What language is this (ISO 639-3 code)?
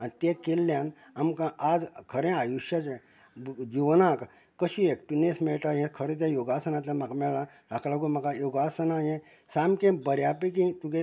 kok